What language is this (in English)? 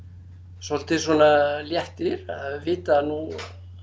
Icelandic